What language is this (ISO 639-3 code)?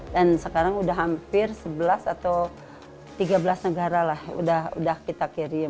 ind